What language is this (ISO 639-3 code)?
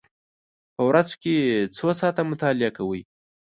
pus